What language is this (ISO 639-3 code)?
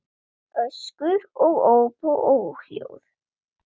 isl